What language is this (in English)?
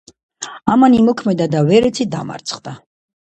Georgian